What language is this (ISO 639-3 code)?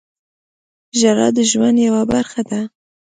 pus